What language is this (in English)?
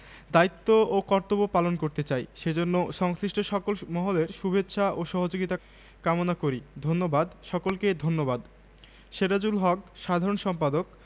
Bangla